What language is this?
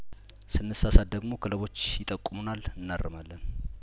Amharic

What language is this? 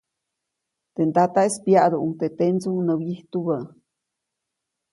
Copainalá Zoque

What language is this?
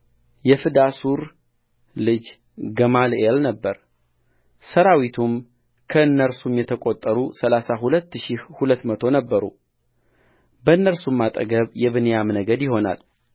Amharic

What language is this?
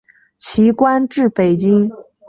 Chinese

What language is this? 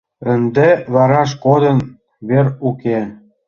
Mari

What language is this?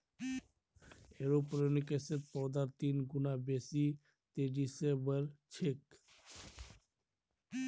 Magahi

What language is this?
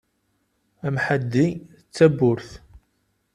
Kabyle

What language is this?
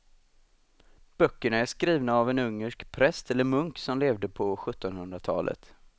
Swedish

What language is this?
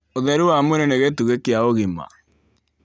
Kikuyu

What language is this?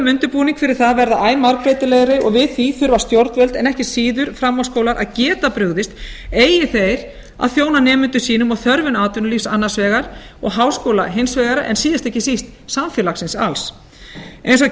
Icelandic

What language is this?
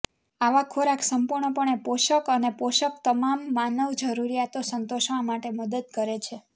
Gujarati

